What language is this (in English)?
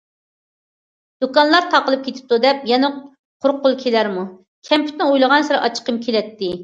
Uyghur